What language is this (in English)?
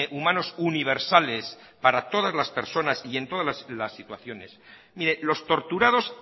Spanish